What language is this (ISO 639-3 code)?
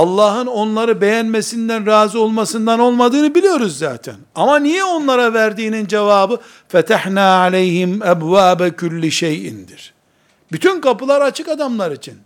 tur